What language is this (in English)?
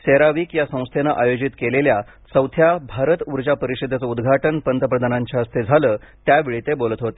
Marathi